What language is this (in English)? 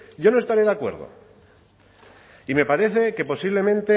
Spanish